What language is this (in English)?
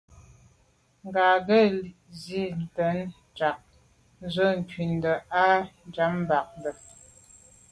Medumba